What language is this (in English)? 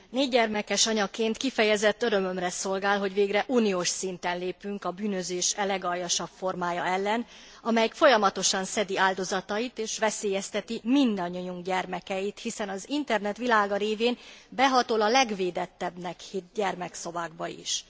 Hungarian